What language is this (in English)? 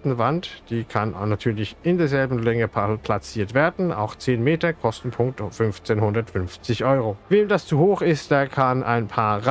German